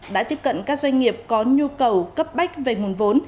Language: Vietnamese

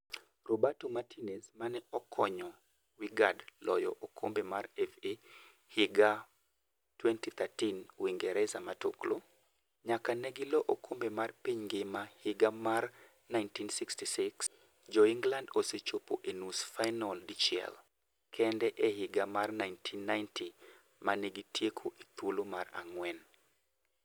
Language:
Luo (Kenya and Tanzania)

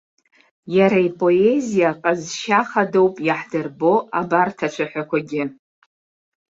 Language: Abkhazian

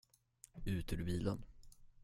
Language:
Swedish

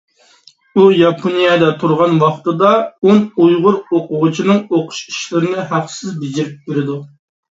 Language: Uyghur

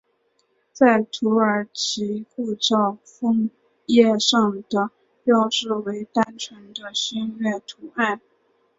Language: Chinese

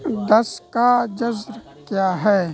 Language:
Urdu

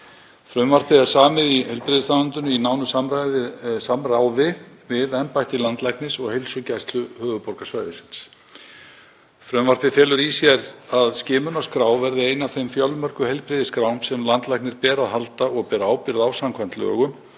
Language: Icelandic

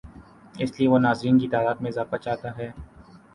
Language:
Urdu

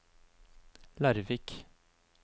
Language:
Norwegian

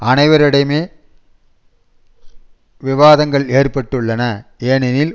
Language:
Tamil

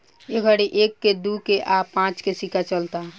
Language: Bhojpuri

